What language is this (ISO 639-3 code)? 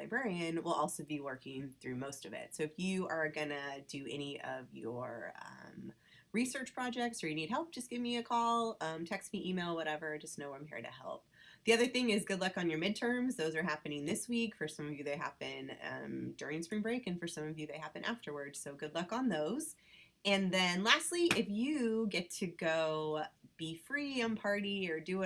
eng